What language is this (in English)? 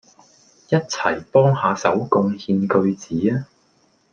Cantonese